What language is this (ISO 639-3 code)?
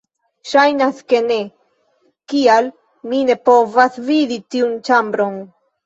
epo